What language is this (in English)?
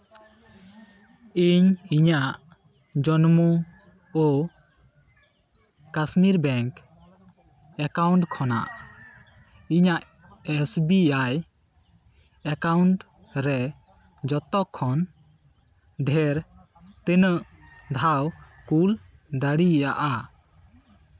Santali